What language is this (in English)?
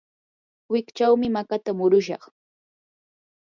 Yanahuanca Pasco Quechua